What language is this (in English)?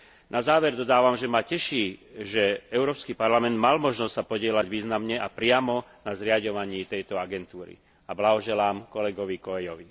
Slovak